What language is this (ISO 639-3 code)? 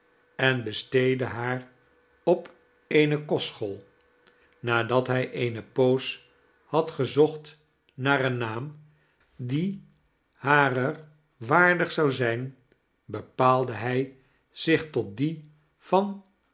nld